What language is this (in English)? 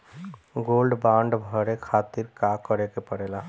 Bhojpuri